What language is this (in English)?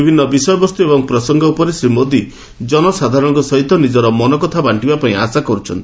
Odia